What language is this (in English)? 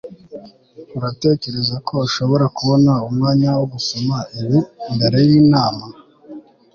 Kinyarwanda